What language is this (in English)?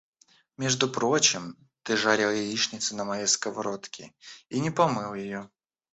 Russian